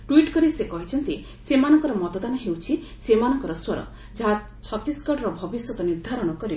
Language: Odia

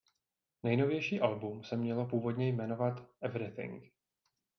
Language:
Czech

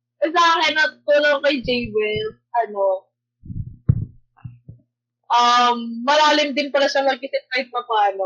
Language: Filipino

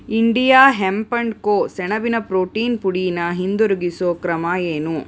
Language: Kannada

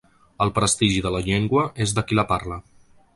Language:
Catalan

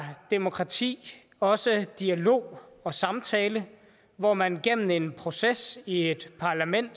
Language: Danish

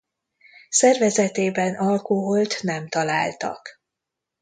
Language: Hungarian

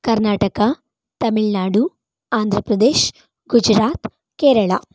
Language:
Kannada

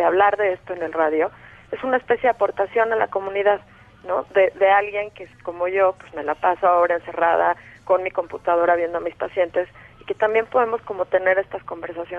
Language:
Spanish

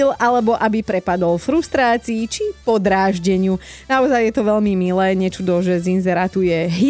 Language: Slovak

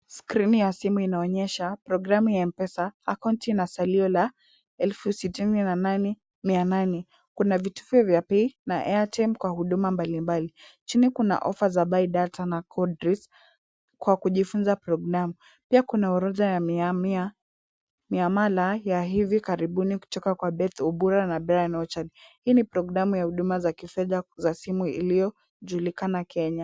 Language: Swahili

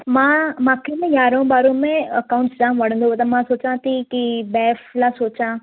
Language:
Sindhi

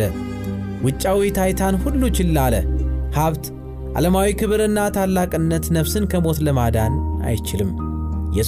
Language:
Amharic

